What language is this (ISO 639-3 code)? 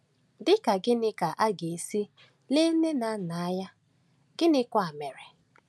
ibo